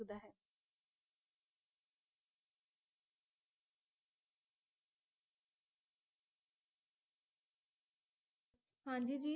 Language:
Punjabi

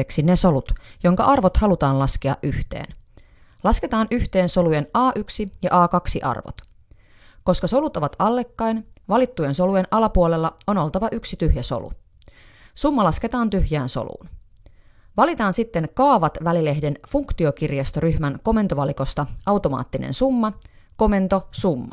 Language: Finnish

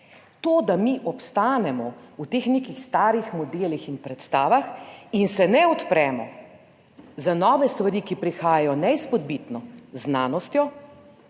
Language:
Slovenian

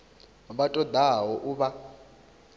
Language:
Venda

